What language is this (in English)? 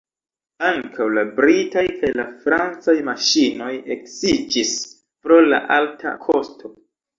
Esperanto